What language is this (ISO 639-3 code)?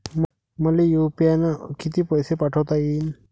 mar